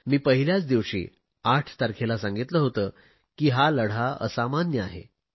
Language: Marathi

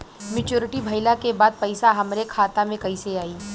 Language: Bhojpuri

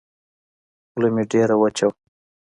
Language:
Pashto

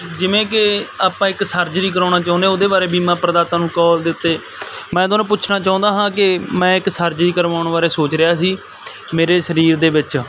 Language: Punjabi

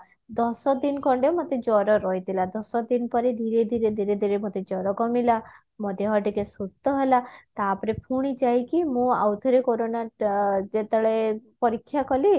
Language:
Odia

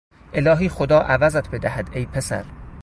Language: Persian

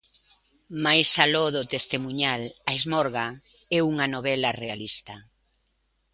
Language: Galician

